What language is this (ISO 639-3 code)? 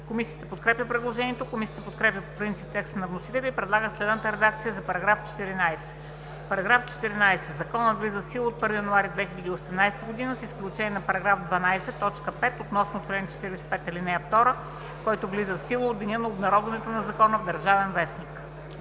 bul